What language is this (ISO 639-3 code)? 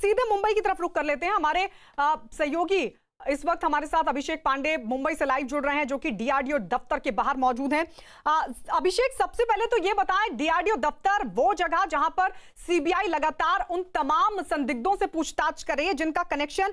hin